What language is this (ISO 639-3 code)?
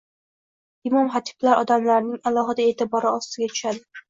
uzb